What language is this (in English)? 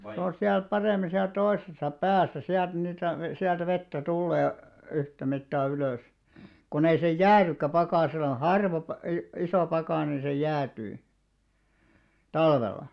Finnish